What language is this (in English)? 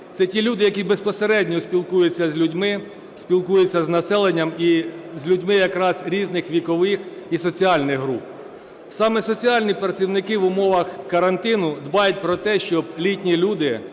Ukrainian